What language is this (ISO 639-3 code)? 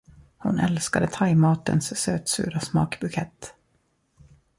swe